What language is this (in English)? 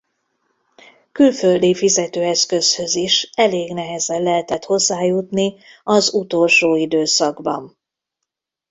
Hungarian